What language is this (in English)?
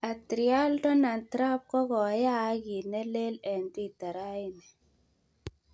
Kalenjin